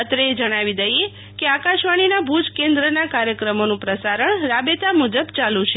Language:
Gujarati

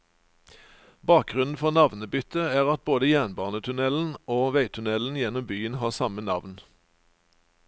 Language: Norwegian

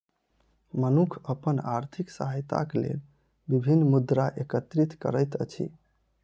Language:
Maithili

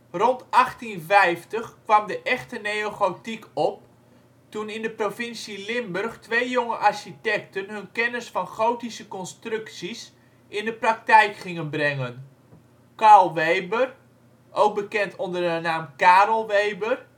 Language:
Dutch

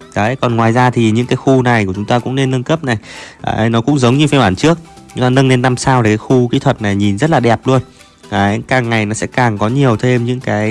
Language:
Vietnamese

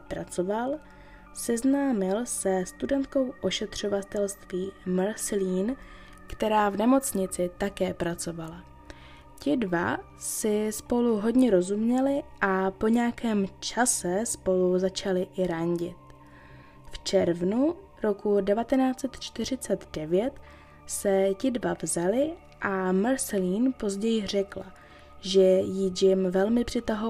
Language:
Czech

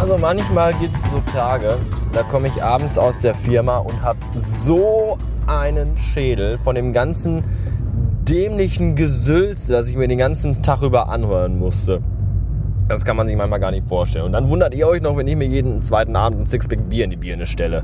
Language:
German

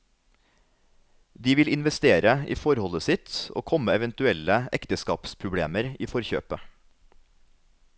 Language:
Norwegian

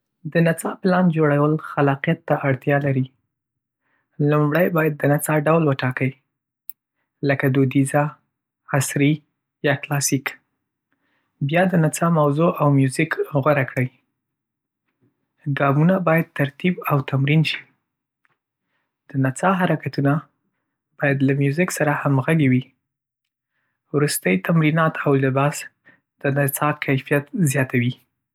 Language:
Pashto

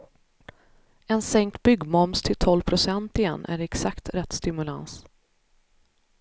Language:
Swedish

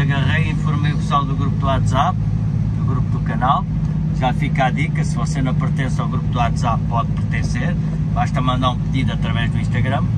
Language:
Portuguese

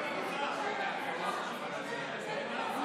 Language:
Hebrew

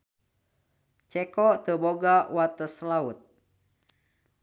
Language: Sundanese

